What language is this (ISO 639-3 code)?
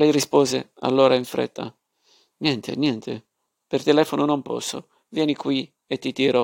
ita